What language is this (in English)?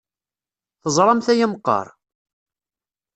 Kabyle